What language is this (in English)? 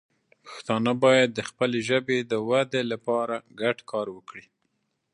Pashto